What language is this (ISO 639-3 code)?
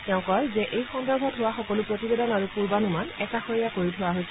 asm